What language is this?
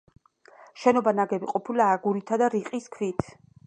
Georgian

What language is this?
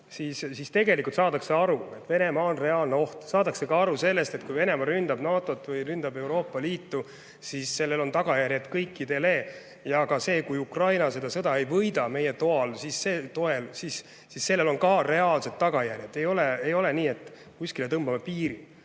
Estonian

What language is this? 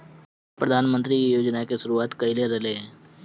Bhojpuri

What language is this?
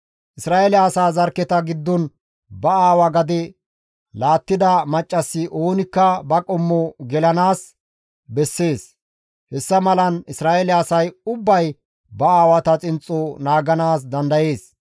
Gamo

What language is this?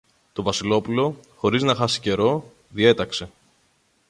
Greek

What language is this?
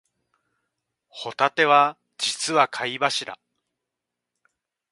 Japanese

